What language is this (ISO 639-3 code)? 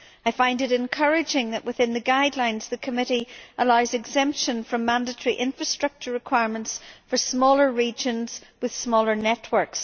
eng